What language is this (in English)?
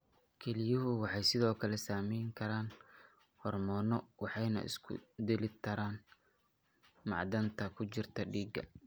Somali